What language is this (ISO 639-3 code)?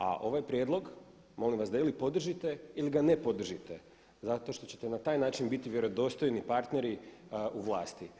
hrv